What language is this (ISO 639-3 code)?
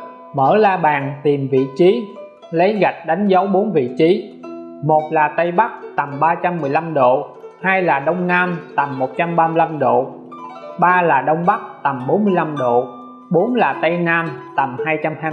vie